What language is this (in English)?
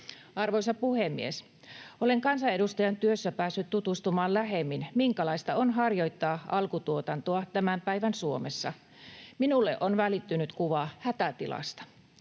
Finnish